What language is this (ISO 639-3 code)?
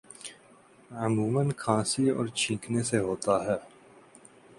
urd